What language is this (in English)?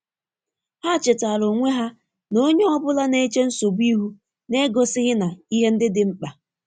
Igbo